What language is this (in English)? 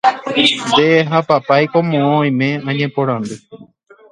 Guarani